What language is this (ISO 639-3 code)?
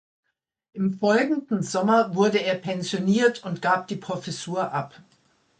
deu